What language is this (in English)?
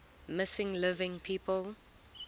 English